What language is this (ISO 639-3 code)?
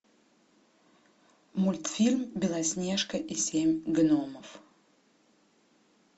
rus